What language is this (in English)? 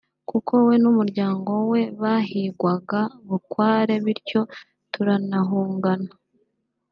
Kinyarwanda